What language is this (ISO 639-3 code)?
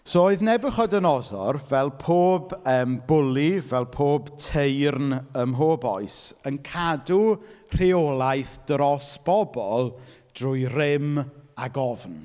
cym